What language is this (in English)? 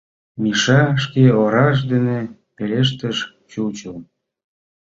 Mari